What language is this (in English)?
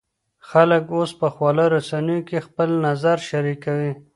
Pashto